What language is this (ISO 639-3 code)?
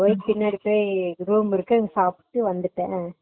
tam